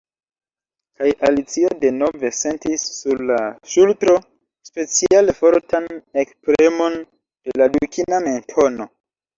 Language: Esperanto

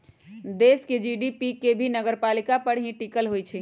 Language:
Magahi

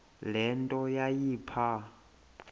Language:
Xhosa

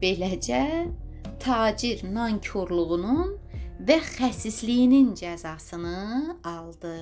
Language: Turkish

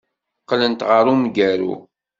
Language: Kabyle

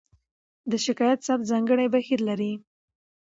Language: Pashto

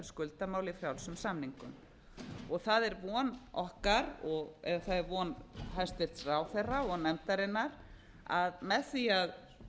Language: Icelandic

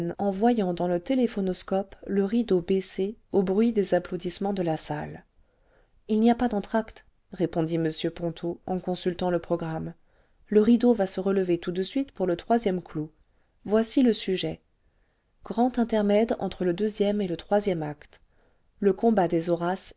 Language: French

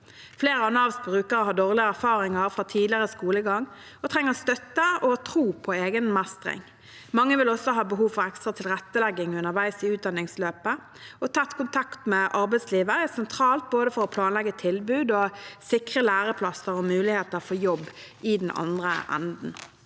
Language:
Norwegian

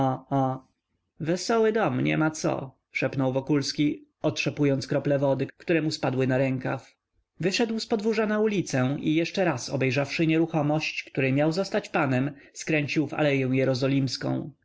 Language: Polish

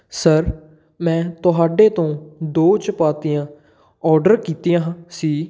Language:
Punjabi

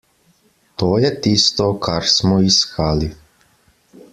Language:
Slovenian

